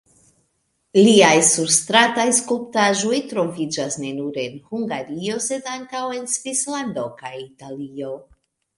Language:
Esperanto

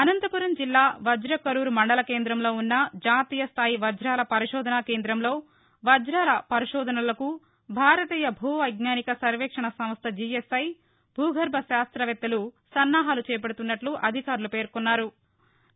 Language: Telugu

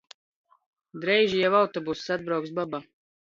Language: Latgalian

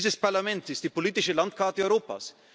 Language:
German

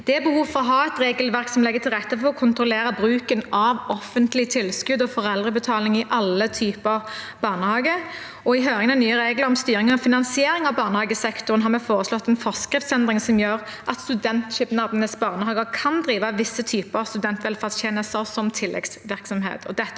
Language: Norwegian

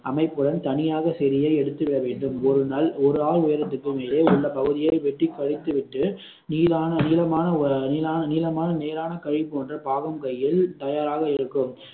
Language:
Tamil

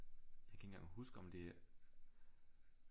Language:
Danish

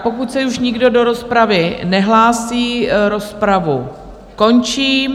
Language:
Czech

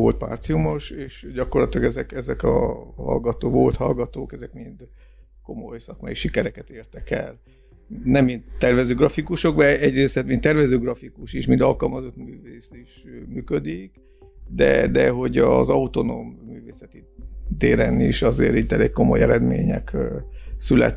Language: Hungarian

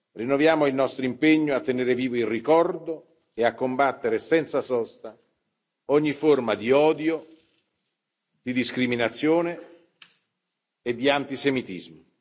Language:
Italian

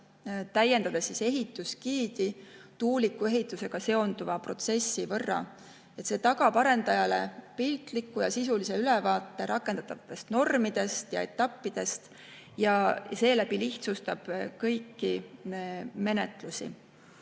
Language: Estonian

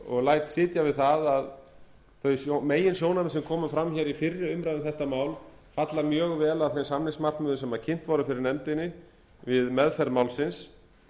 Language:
Icelandic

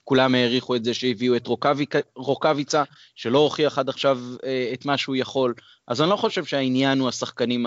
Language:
Hebrew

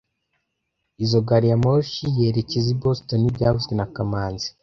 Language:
Kinyarwanda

